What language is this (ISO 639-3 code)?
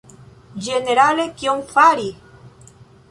epo